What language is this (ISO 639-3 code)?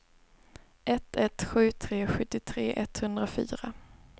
swe